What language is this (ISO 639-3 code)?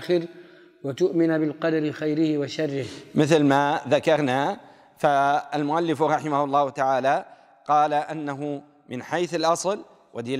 ara